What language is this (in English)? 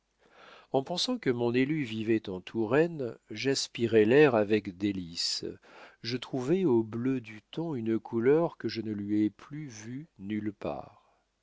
French